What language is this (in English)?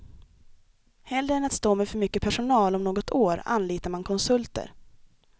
Swedish